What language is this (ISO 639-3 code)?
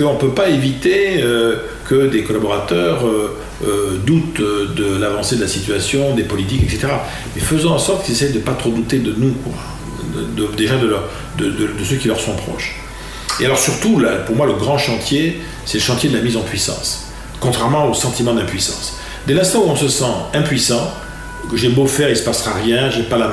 fra